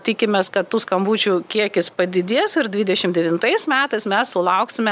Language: Lithuanian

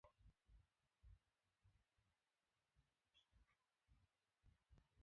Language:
Swahili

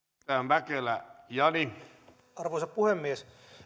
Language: Finnish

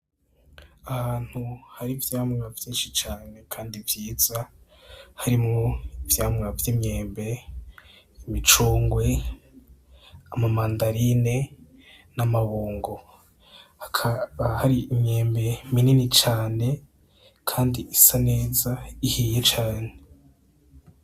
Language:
Rundi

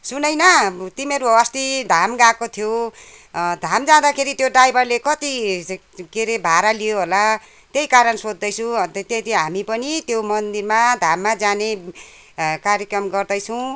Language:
Nepali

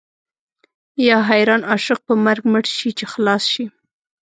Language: Pashto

